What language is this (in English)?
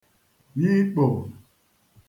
Igbo